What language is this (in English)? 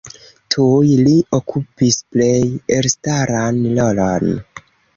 Esperanto